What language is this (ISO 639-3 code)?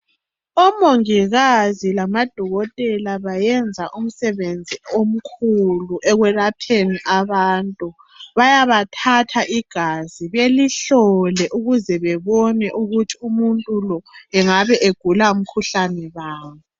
nde